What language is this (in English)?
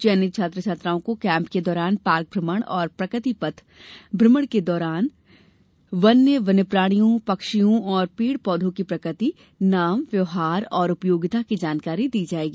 Hindi